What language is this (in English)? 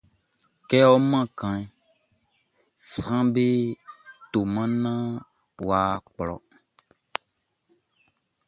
Baoulé